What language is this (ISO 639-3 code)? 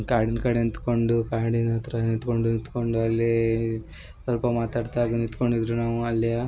kan